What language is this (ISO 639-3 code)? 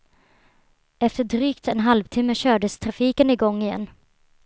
swe